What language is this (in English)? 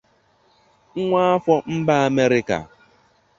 Igbo